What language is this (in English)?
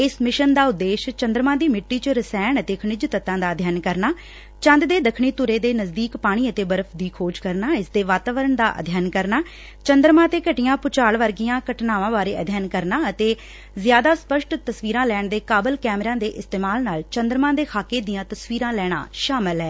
Punjabi